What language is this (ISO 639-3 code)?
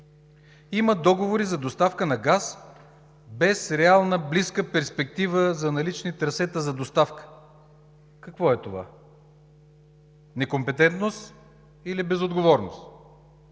bul